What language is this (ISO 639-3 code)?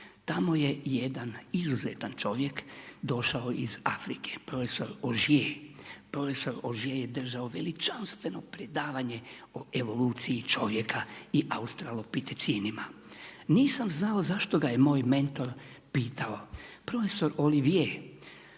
hrv